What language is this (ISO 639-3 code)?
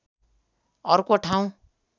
nep